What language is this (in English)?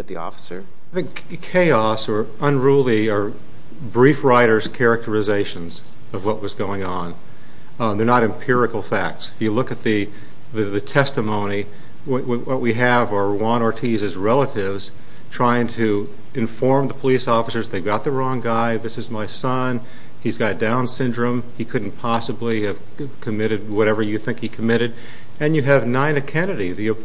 English